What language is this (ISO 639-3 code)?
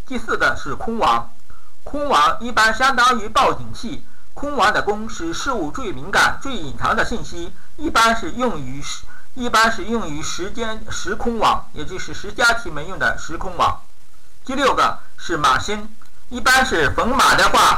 zho